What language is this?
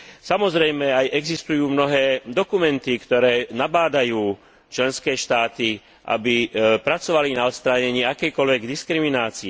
Slovak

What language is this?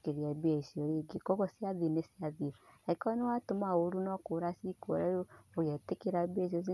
Kikuyu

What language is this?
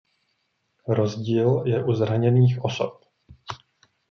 Czech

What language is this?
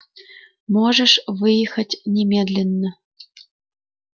Russian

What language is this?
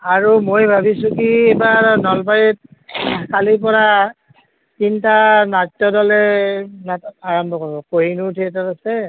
Assamese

